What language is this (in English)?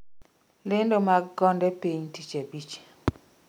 Luo (Kenya and Tanzania)